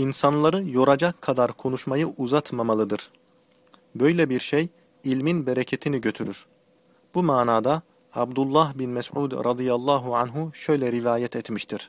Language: Turkish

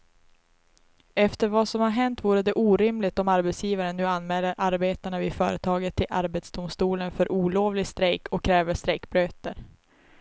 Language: Swedish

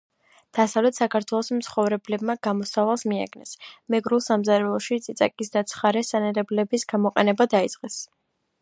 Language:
Georgian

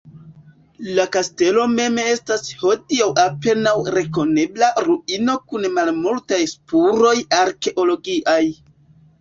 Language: Esperanto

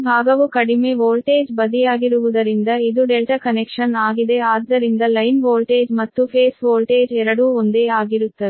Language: Kannada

